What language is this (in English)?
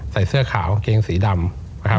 Thai